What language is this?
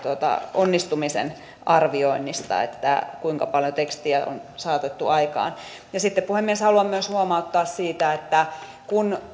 Finnish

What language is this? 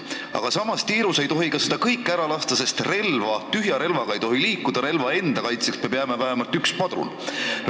Estonian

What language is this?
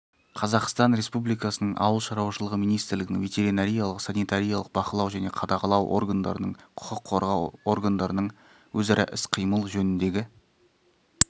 Kazakh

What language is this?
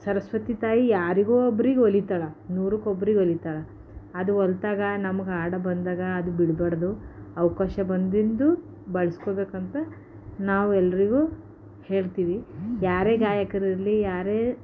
Kannada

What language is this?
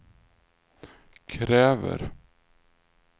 Swedish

